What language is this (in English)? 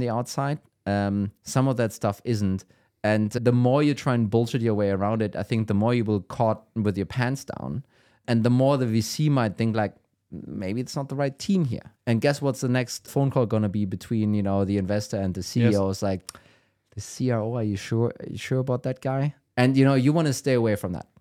English